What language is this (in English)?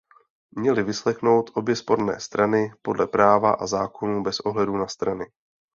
Czech